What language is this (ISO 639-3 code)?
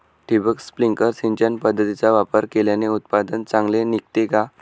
mar